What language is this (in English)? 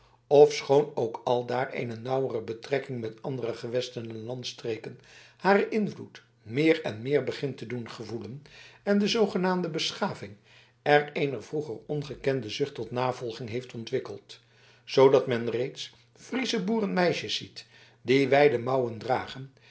Dutch